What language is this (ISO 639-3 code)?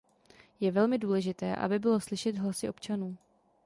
ces